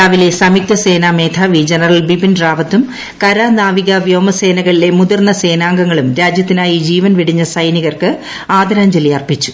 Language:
Malayalam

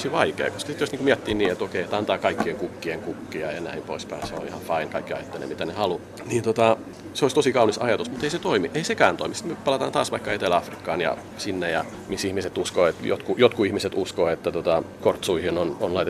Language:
Finnish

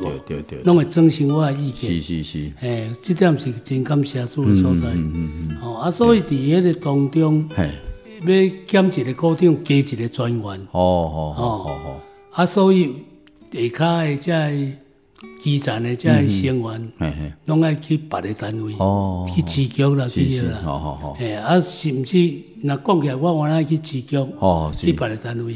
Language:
Chinese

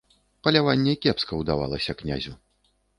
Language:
Belarusian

